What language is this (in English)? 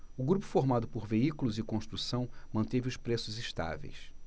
Portuguese